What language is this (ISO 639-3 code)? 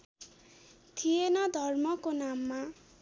nep